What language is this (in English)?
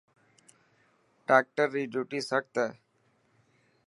Dhatki